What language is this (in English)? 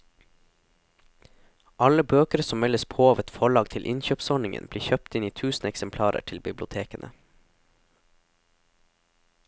Norwegian